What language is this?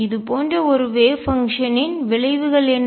Tamil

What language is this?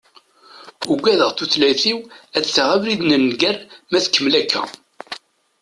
Kabyle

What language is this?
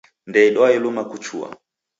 Taita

